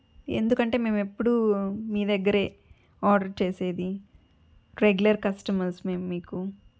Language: Telugu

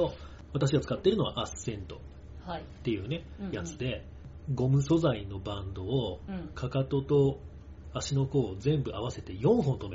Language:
Japanese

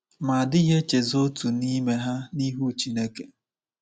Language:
Igbo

